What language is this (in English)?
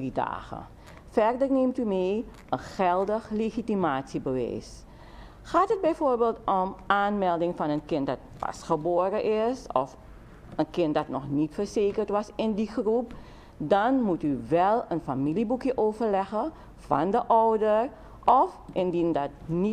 Dutch